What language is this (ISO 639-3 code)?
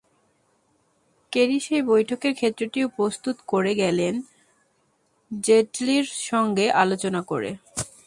ben